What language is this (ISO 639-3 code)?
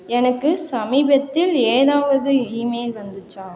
tam